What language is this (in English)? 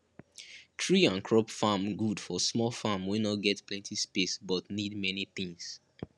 Nigerian Pidgin